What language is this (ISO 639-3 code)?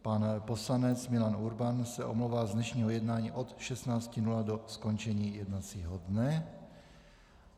ces